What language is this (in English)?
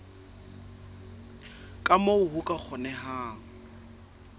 Southern Sotho